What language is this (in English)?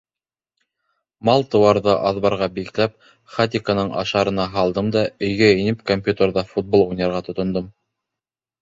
Bashkir